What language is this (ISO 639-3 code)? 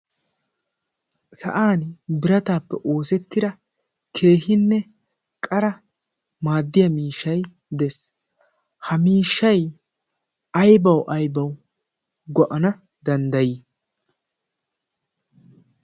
wal